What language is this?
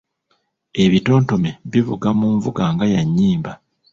Ganda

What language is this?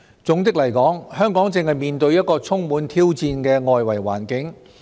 Cantonese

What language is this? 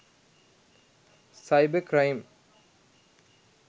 Sinhala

